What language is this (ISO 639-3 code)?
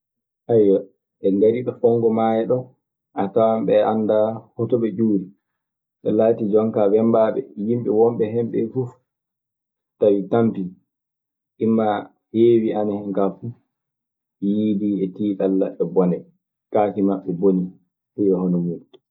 ffm